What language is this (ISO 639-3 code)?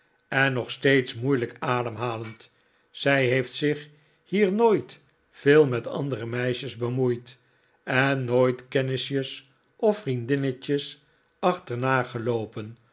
nld